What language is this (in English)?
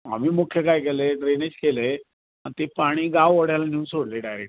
Marathi